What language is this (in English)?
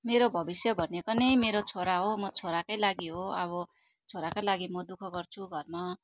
Nepali